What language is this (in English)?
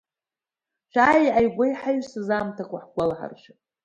Abkhazian